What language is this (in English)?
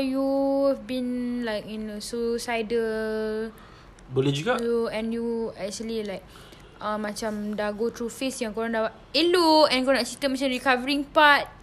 Malay